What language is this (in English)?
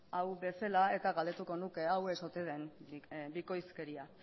Basque